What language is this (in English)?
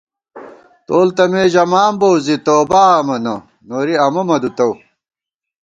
Gawar-Bati